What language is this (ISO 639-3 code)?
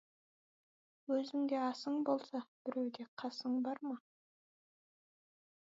kaz